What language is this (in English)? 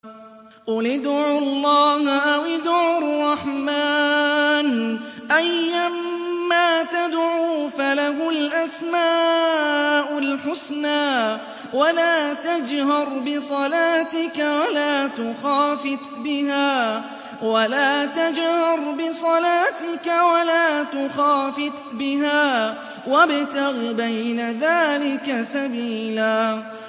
Arabic